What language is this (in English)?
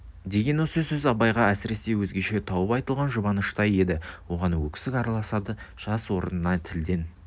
Kazakh